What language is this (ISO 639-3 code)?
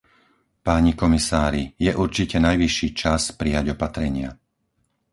slk